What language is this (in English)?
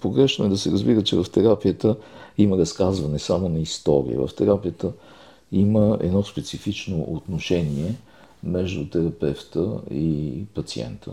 Bulgarian